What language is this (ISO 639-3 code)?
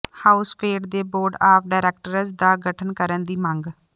pan